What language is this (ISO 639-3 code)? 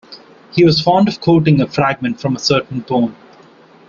eng